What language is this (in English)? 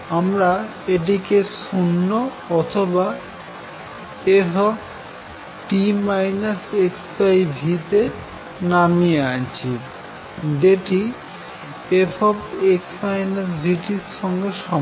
Bangla